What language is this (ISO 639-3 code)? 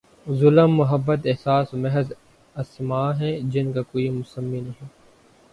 urd